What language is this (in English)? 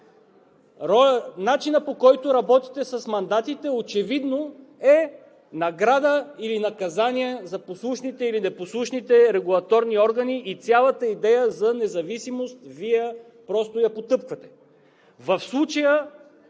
Bulgarian